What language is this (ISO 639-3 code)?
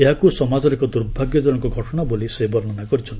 ori